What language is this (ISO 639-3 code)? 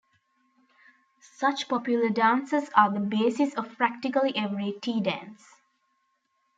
eng